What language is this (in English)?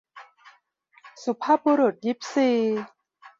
Thai